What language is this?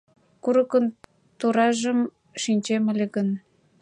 Mari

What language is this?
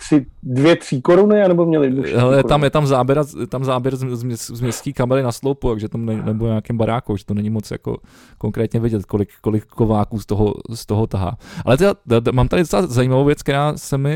Czech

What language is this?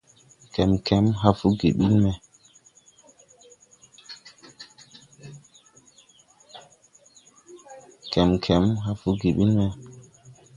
Tupuri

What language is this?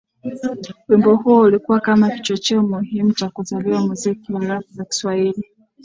Swahili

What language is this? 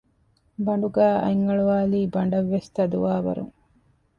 Divehi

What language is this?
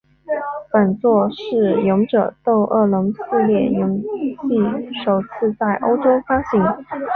Chinese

